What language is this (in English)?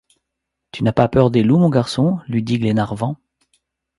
French